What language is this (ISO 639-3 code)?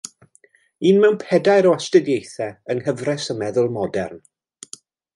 cym